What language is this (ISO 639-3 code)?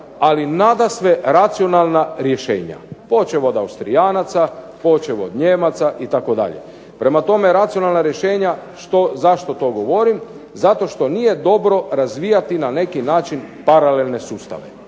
hrv